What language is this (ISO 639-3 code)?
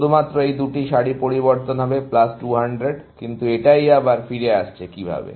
ben